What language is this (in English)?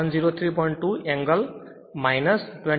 Gujarati